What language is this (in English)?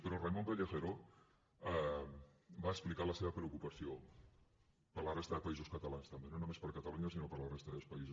Catalan